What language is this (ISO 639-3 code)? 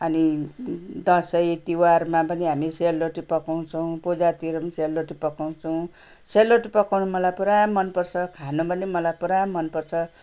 nep